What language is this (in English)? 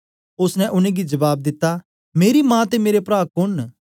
Dogri